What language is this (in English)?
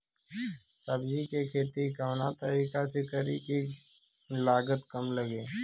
Bhojpuri